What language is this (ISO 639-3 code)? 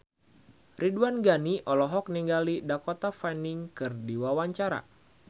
sun